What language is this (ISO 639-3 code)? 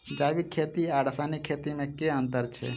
mai